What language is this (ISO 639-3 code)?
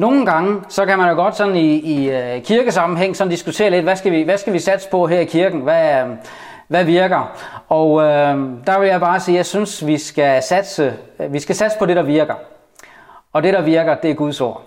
dan